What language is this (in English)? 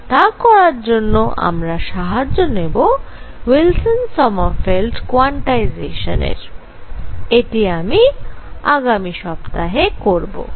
Bangla